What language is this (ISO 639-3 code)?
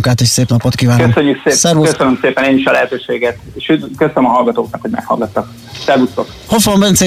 hun